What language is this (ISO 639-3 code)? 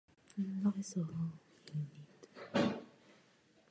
ces